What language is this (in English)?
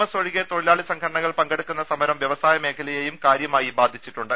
Malayalam